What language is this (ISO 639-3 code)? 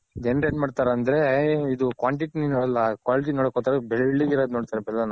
kan